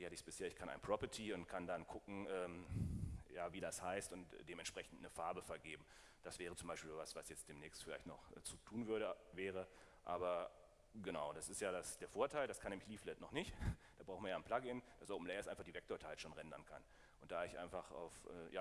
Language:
German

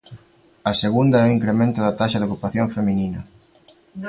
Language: Galician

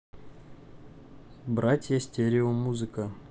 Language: Russian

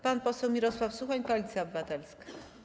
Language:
Polish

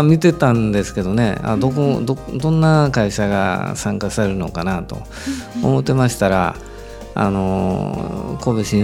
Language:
Japanese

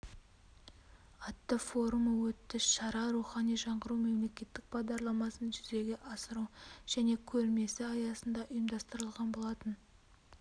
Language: Kazakh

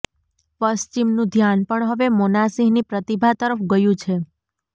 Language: Gujarati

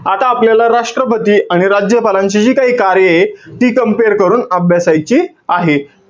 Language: Marathi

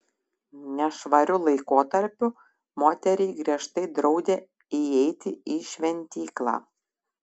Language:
Lithuanian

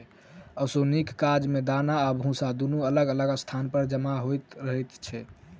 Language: Maithili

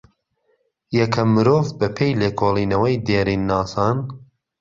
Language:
Central Kurdish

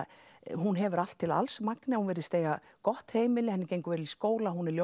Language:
Icelandic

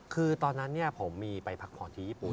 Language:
Thai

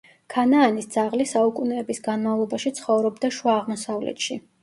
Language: Georgian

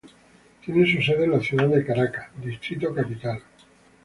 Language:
Spanish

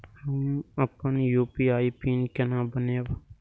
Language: Maithili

